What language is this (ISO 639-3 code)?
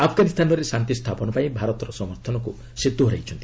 ori